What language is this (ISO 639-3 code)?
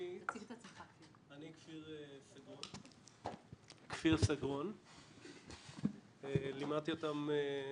heb